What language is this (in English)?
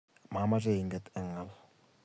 Kalenjin